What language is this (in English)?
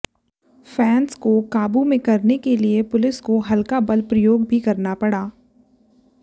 Hindi